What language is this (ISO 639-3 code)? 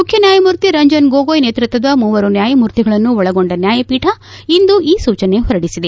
kan